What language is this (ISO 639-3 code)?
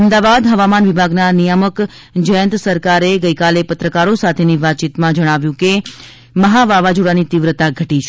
guj